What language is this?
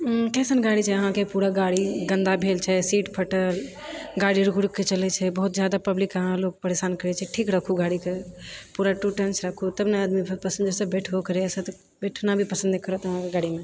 Maithili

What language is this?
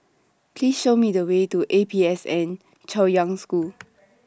English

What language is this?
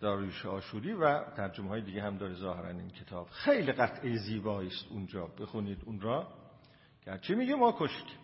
Persian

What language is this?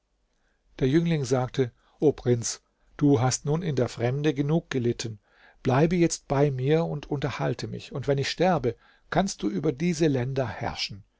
German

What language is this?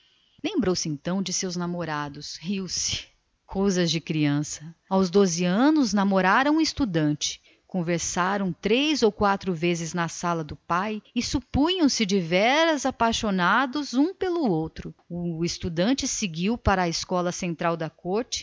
Portuguese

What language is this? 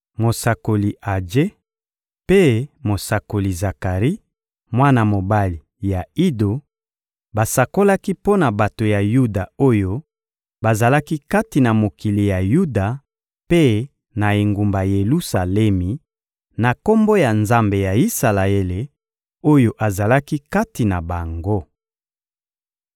Lingala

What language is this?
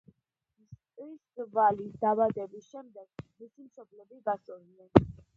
Georgian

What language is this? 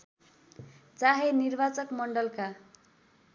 Nepali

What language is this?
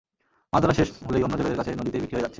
Bangla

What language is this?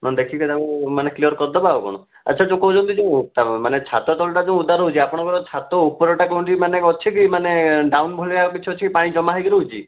Odia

